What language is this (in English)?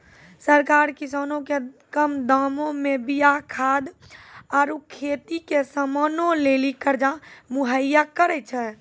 Maithili